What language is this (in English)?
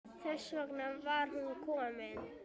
Icelandic